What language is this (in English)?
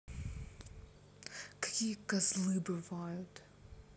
Russian